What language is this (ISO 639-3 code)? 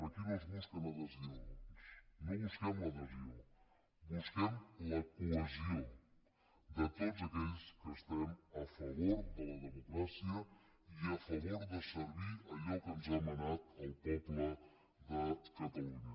cat